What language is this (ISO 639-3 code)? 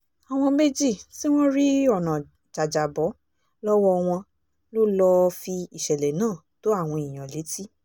yor